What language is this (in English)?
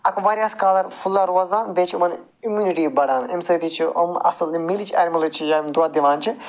Kashmiri